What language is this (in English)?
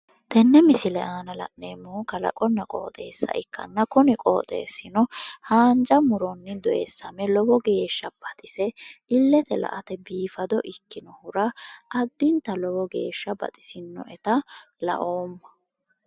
Sidamo